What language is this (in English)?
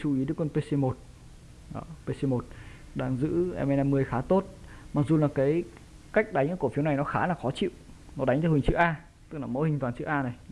Vietnamese